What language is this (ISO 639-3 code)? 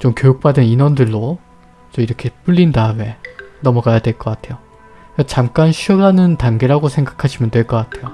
kor